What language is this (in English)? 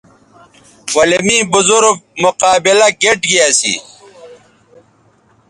Bateri